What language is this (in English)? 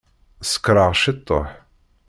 Kabyle